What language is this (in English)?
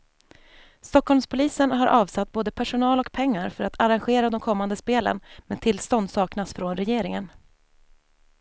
Swedish